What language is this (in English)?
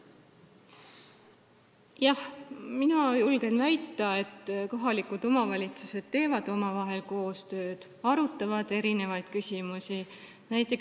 Estonian